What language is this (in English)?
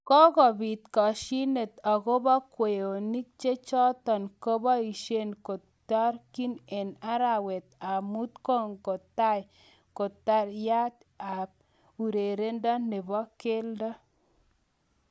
Kalenjin